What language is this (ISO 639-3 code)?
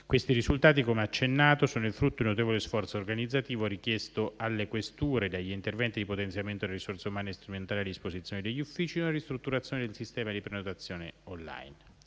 ita